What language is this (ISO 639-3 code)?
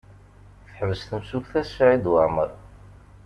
kab